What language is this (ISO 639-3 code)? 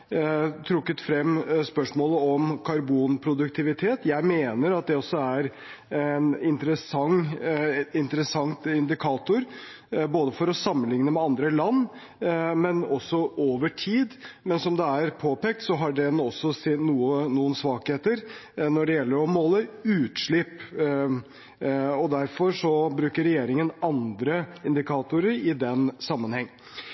nob